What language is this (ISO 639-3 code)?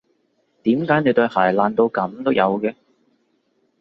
yue